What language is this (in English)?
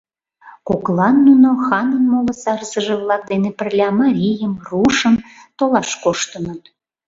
Mari